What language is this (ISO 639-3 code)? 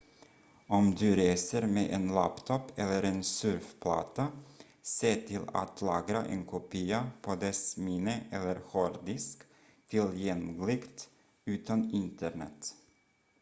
swe